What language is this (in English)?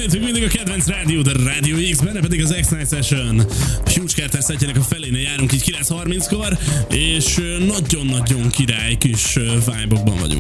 Hungarian